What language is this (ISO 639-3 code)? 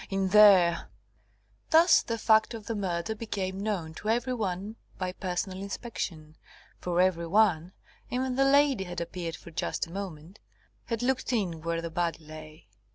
eng